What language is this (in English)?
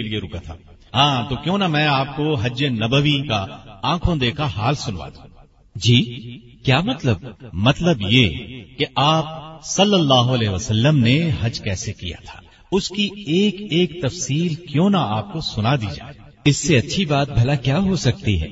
Urdu